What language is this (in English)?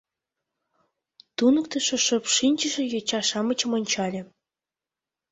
Mari